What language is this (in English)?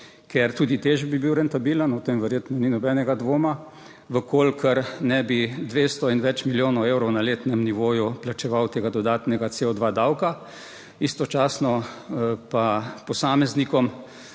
Slovenian